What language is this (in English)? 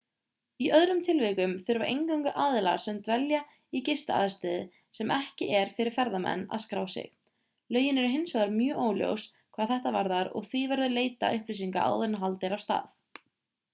Icelandic